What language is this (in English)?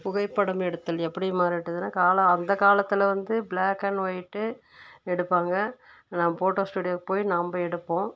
Tamil